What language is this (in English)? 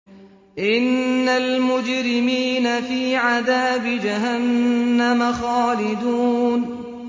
Arabic